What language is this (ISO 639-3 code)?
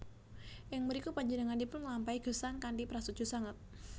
jav